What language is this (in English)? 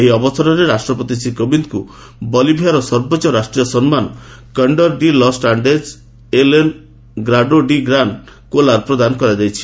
Odia